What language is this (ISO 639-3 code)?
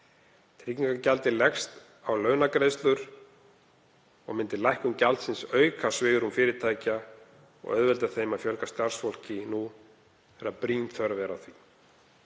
isl